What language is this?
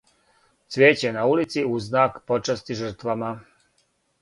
Serbian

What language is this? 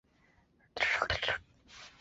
Chinese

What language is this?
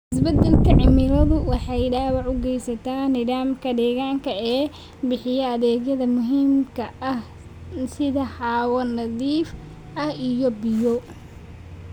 Somali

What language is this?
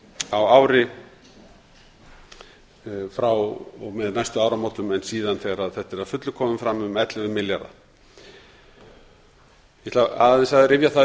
Icelandic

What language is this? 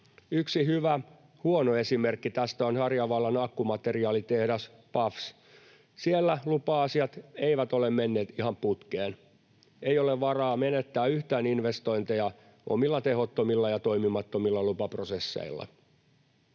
Finnish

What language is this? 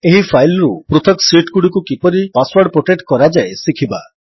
Odia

